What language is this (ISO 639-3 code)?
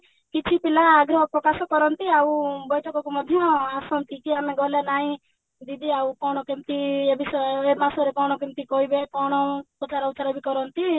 ori